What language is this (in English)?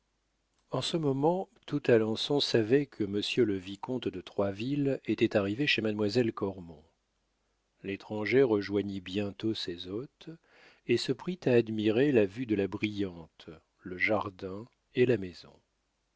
French